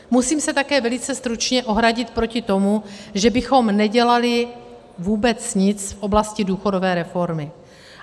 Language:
Czech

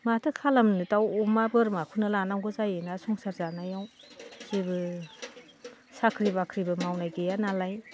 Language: Bodo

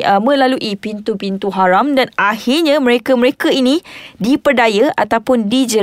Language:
Malay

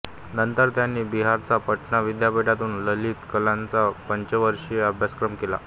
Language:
Marathi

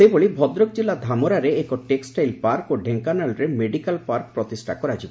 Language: Odia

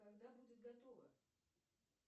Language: Russian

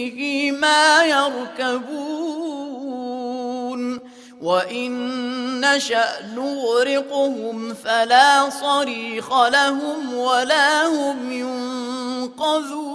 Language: Arabic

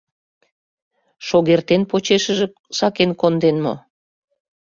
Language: Mari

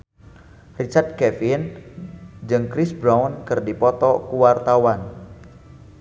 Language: Sundanese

